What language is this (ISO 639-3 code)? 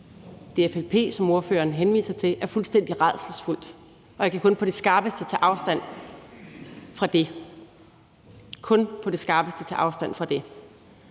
dan